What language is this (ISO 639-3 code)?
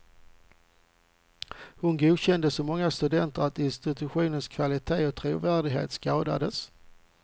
swe